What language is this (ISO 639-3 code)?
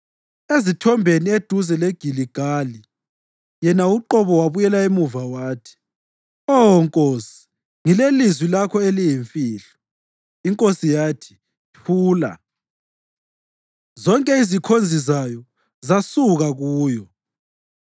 nde